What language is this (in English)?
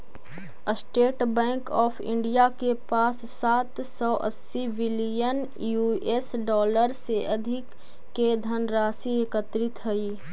Magahi